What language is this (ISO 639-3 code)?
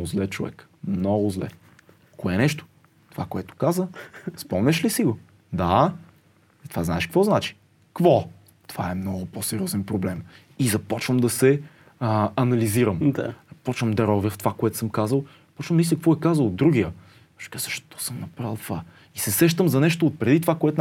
bul